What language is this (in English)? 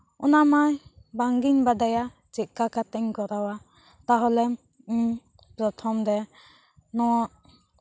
Santali